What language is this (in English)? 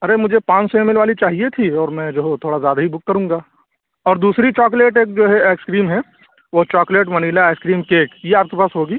Urdu